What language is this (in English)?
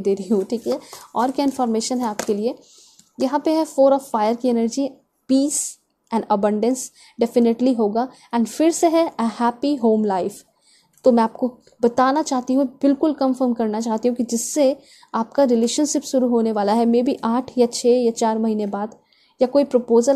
Hindi